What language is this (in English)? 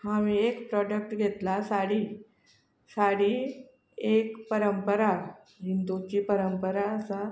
Konkani